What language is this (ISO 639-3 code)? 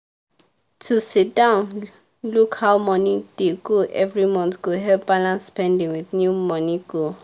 pcm